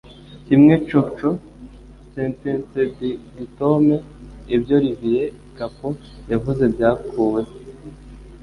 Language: Kinyarwanda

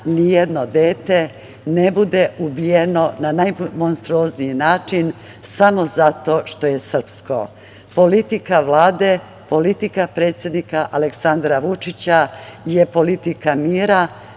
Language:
Serbian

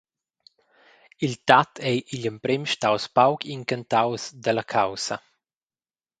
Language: Romansh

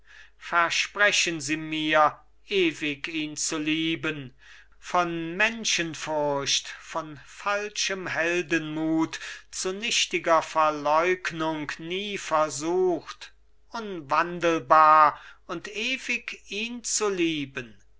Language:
German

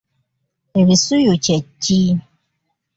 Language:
Ganda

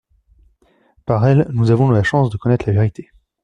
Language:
French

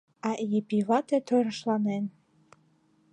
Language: Mari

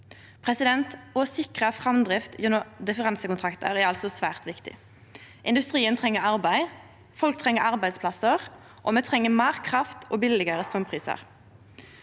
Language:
Norwegian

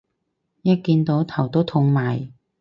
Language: Cantonese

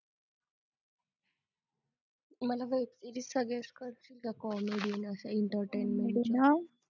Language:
Marathi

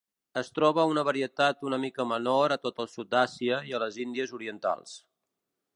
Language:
Catalan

